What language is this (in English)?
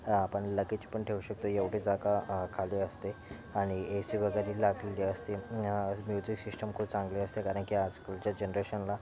Marathi